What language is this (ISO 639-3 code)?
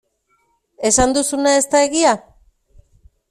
eus